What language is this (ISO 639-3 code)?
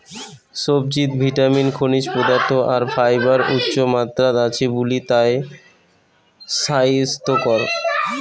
ben